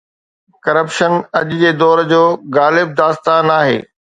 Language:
Sindhi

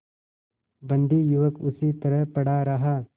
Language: Hindi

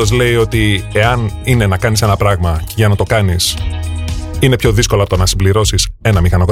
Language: Greek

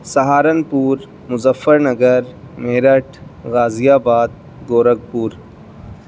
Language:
Urdu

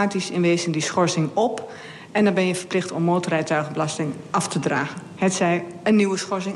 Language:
Dutch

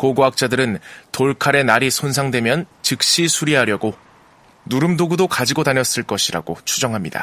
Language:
Korean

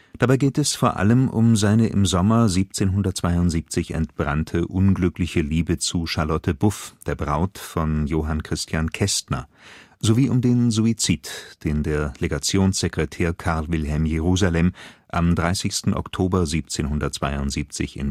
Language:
German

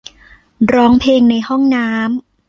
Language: Thai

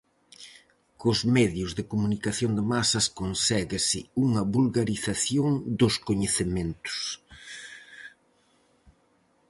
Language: Galician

